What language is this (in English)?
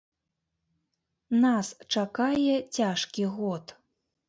Belarusian